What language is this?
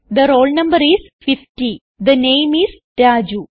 Malayalam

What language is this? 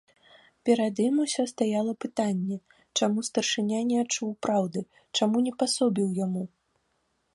Belarusian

